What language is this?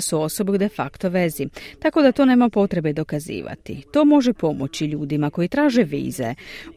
Croatian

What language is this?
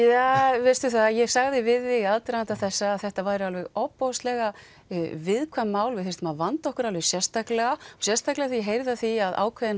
Icelandic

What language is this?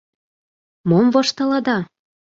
Mari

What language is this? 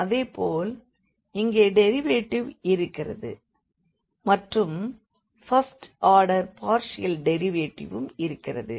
Tamil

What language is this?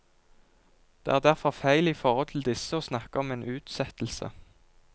Norwegian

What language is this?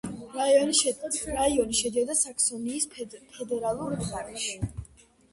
Georgian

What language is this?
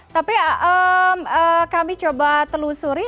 Indonesian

